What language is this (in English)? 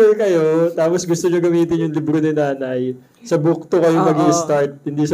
Filipino